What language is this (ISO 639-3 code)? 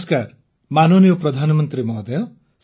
ori